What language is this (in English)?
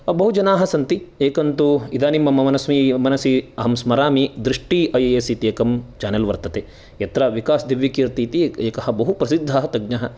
Sanskrit